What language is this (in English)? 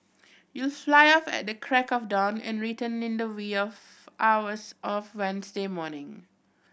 English